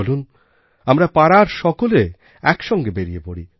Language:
Bangla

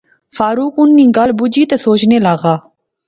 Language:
Pahari-Potwari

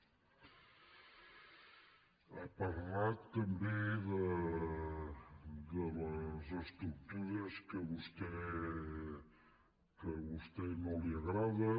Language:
Catalan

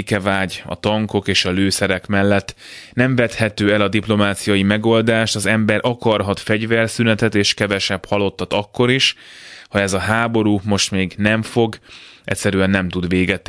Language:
Hungarian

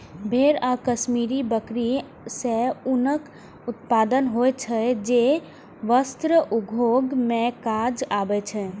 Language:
Maithili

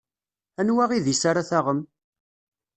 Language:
Kabyle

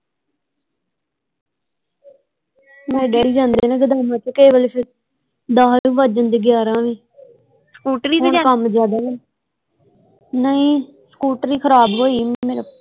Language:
Punjabi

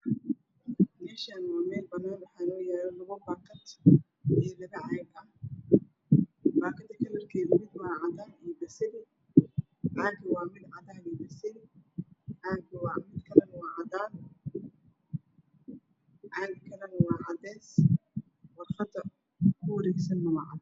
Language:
Somali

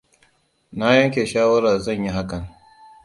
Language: Hausa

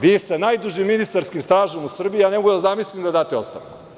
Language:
Serbian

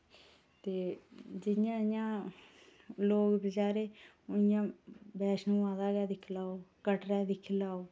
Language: Dogri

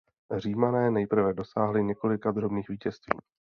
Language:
Czech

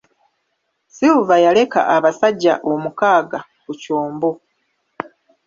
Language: Ganda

